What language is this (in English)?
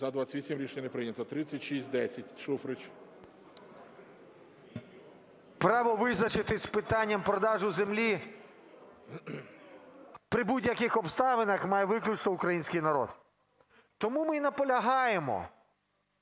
Ukrainian